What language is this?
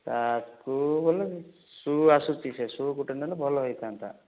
Odia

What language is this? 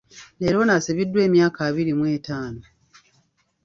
Ganda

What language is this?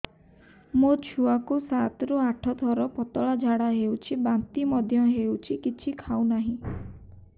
Odia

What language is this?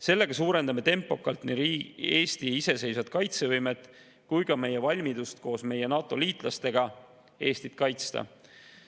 Estonian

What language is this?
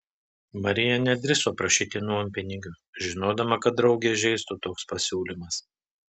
Lithuanian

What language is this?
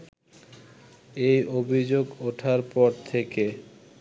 Bangla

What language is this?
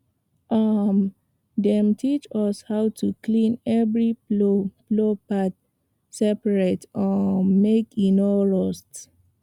Nigerian Pidgin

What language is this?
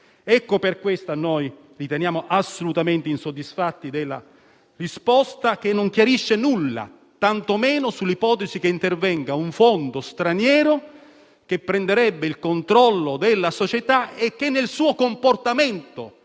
Italian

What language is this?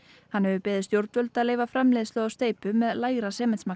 Icelandic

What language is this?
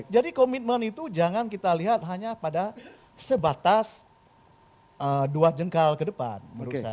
Indonesian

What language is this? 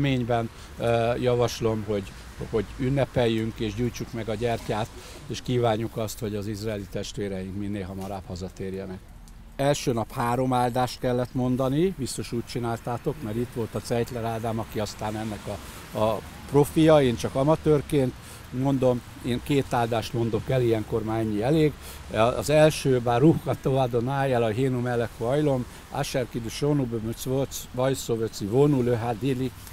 Hungarian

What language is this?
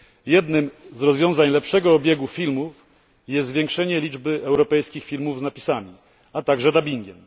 Polish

